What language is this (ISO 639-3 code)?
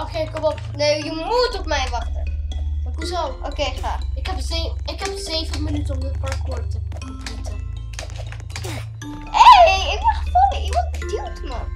nld